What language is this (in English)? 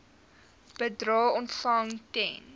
Afrikaans